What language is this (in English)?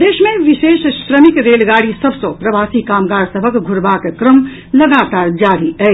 Maithili